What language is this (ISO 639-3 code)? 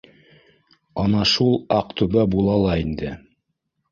bak